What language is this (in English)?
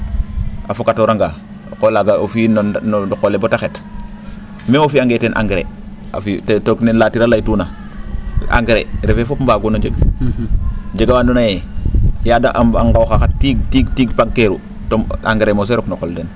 Serer